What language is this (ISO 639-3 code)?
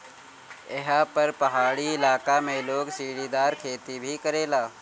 bho